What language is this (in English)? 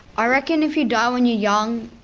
English